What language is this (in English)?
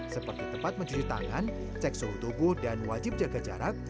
Indonesian